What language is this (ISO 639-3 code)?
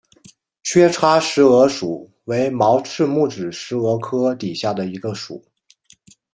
zho